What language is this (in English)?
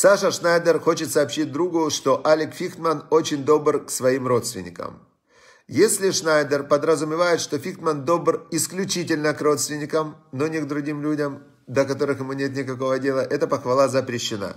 Russian